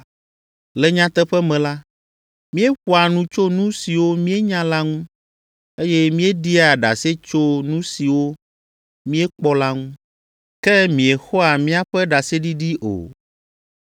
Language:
Ewe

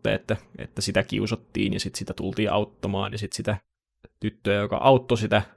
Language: Finnish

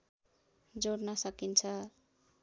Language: Nepali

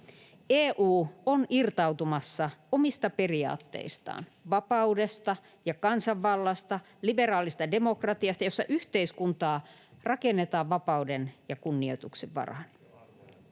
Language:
Finnish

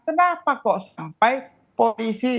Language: Indonesian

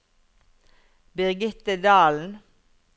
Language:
Norwegian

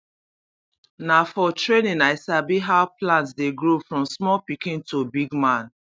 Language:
Nigerian Pidgin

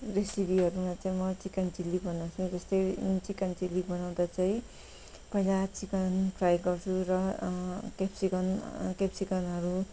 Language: Nepali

